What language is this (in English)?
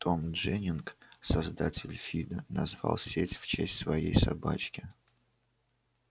Russian